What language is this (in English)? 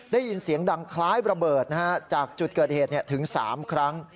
Thai